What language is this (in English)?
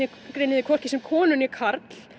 Icelandic